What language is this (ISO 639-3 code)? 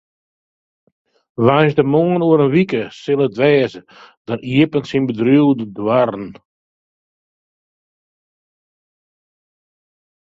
fry